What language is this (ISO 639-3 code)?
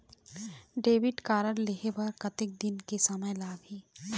hne